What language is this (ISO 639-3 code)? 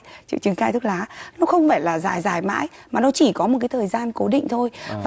vie